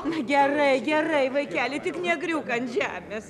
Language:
Lithuanian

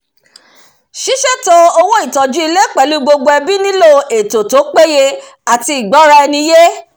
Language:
Yoruba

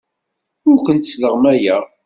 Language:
Kabyle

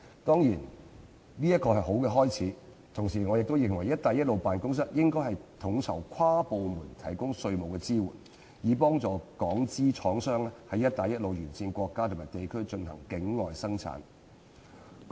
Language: Cantonese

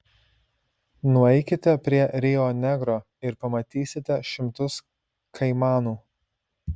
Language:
Lithuanian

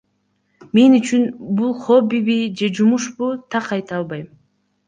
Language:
Kyrgyz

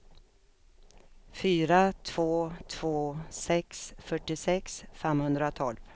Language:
Swedish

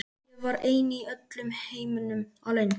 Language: Icelandic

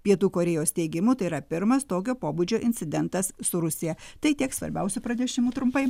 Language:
Lithuanian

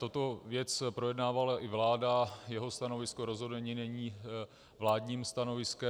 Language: Czech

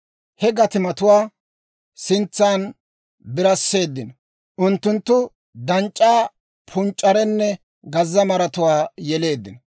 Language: Dawro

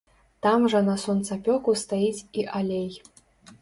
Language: Belarusian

